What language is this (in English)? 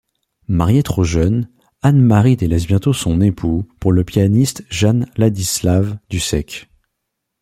French